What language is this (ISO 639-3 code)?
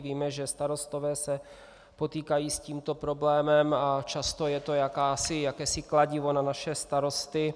ces